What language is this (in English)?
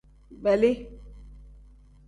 Tem